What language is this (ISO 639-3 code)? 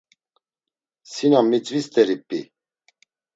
lzz